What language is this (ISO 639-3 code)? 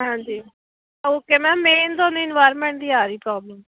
pan